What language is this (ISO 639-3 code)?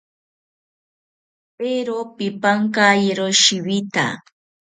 cpy